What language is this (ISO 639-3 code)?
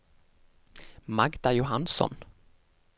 nor